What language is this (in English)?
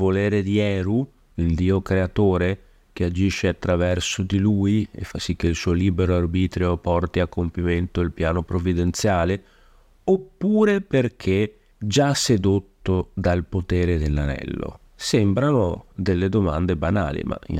Italian